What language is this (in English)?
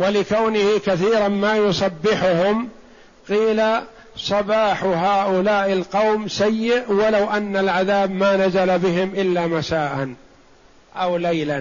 Arabic